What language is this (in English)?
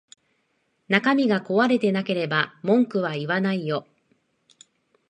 Japanese